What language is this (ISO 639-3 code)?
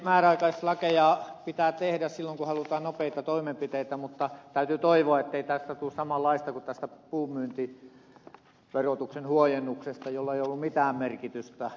fin